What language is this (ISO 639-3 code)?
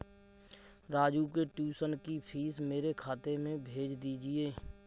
hin